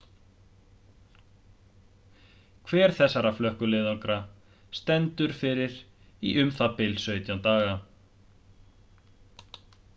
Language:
Icelandic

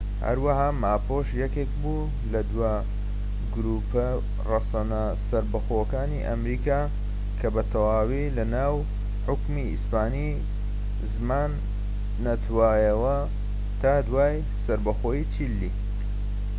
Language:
Central Kurdish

